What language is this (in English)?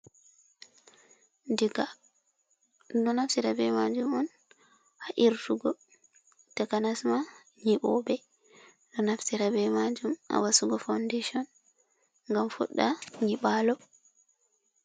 Fula